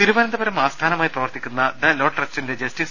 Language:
Malayalam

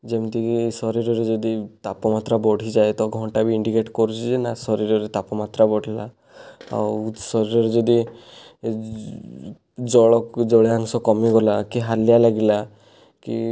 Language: Odia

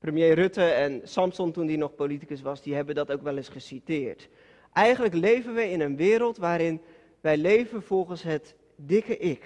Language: Dutch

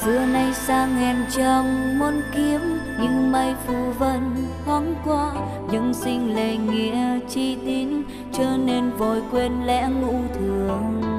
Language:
Vietnamese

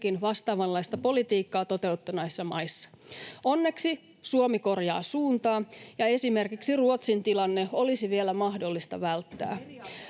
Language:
Finnish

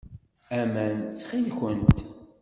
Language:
Kabyle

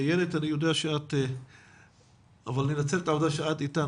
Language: Hebrew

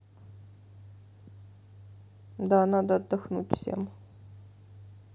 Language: Russian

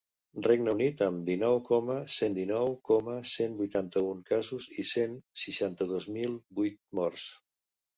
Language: Catalan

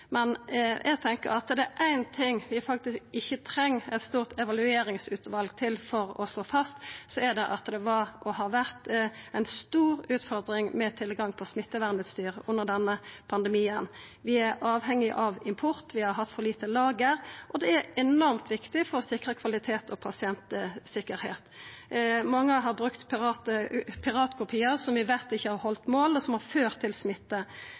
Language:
Norwegian Nynorsk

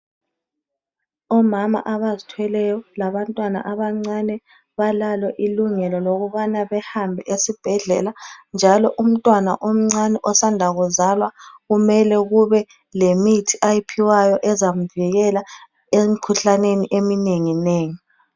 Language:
North Ndebele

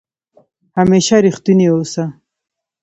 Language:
Pashto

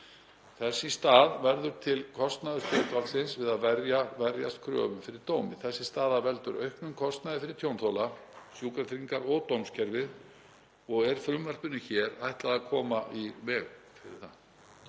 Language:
Icelandic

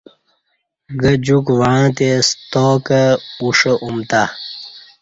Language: Kati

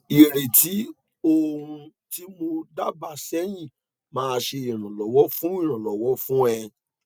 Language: Yoruba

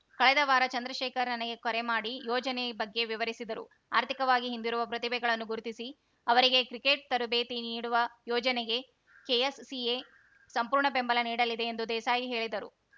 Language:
Kannada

